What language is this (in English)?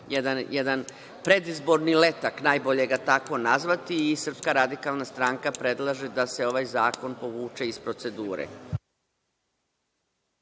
Serbian